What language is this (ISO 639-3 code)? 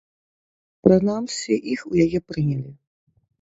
bel